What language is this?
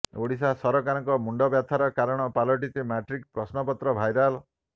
Odia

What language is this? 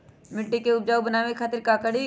Magahi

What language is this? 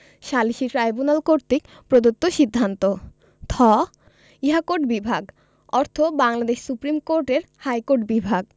Bangla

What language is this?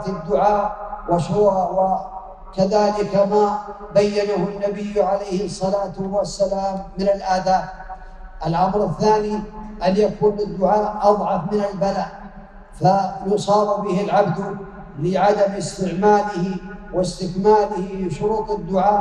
Arabic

